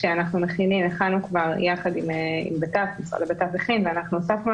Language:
Hebrew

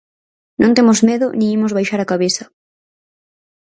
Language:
Galician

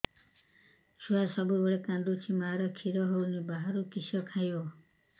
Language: Odia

